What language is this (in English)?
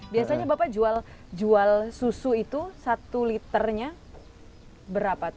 Indonesian